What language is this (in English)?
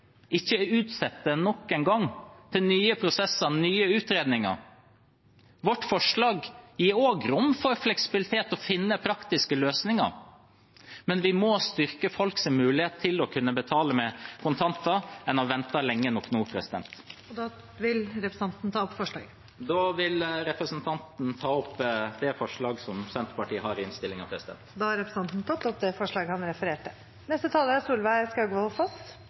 Norwegian